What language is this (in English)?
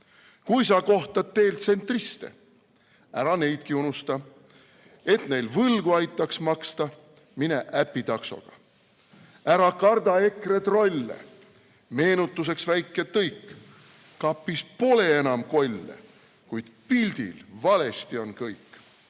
Estonian